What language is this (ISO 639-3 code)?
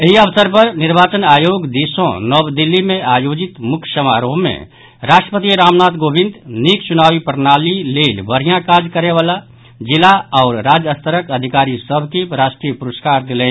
mai